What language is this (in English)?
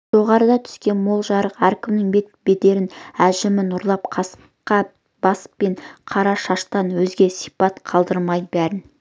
Kazakh